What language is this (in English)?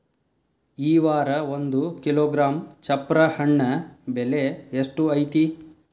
Kannada